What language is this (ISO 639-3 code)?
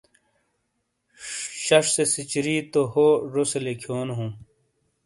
scl